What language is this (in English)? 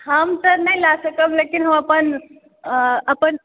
Maithili